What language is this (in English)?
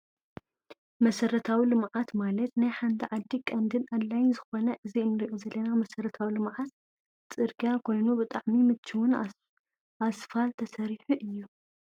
Tigrinya